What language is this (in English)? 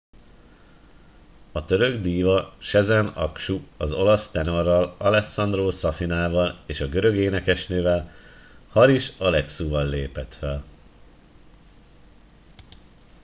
Hungarian